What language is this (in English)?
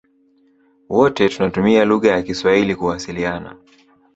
Swahili